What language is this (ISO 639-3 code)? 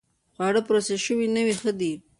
pus